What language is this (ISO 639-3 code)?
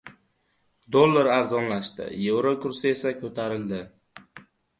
uzb